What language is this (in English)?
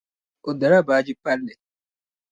Dagbani